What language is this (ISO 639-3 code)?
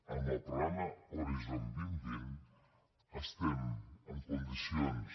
cat